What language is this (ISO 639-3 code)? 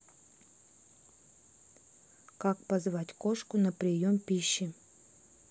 rus